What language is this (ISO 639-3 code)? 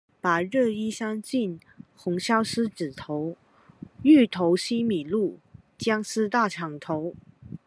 zho